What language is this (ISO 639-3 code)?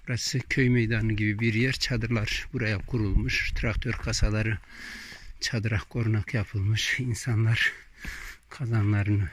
tur